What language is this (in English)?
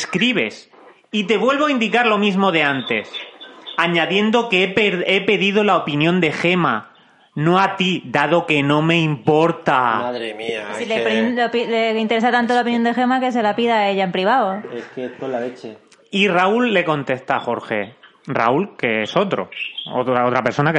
Spanish